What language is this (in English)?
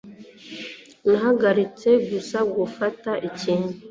Kinyarwanda